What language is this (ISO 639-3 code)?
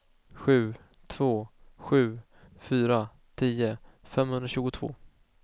swe